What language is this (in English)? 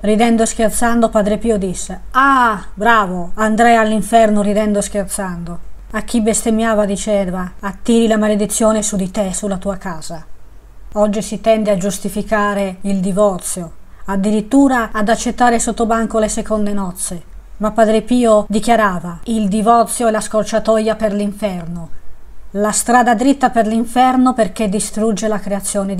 Italian